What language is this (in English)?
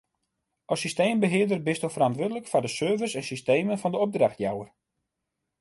Western Frisian